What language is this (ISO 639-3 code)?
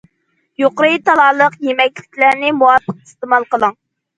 uig